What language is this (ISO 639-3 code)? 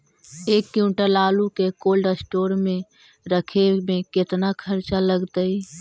mag